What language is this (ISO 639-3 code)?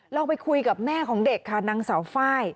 tha